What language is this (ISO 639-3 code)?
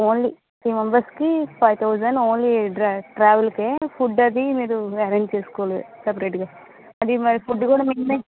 tel